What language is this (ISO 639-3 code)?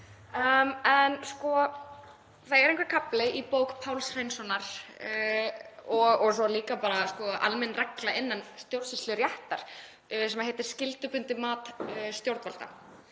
isl